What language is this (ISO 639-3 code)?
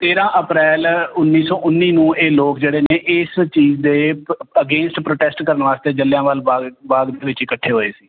pan